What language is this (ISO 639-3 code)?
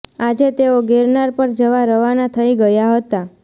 guj